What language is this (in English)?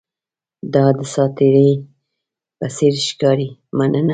Pashto